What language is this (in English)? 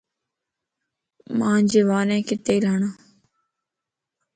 Lasi